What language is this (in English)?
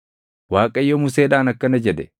Oromo